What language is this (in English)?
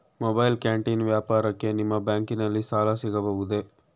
Kannada